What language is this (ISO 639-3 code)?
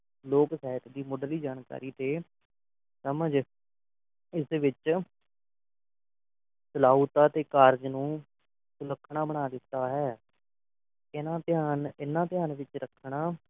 pan